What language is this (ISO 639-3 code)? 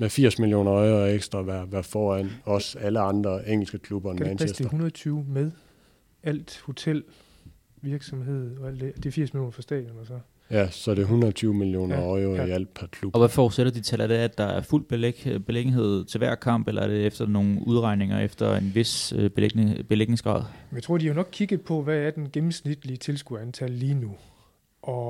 dan